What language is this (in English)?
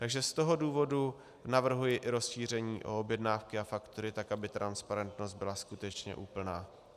Czech